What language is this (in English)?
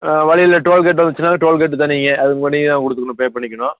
Tamil